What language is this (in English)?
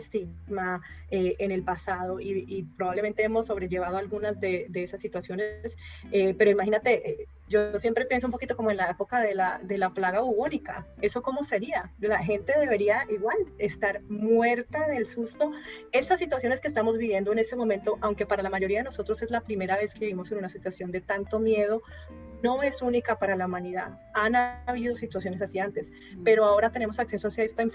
Spanish